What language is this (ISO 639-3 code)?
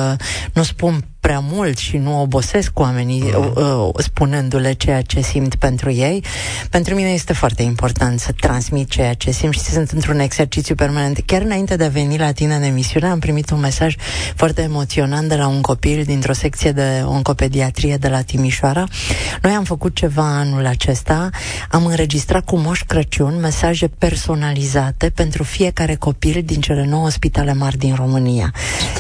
ron